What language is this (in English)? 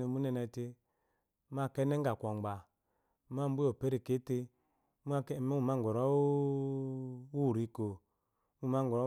Eloyi